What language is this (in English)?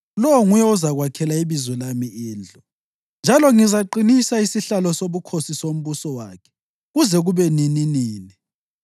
North Ndebele